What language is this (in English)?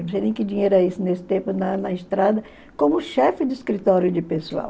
Portuguese